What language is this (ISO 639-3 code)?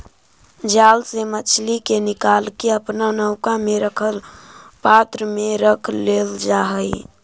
mag